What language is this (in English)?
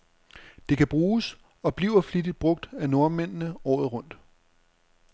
Danish